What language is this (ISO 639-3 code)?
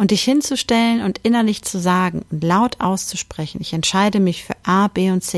deu